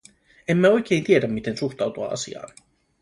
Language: Finnish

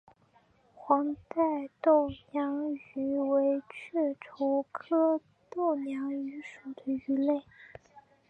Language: Chinese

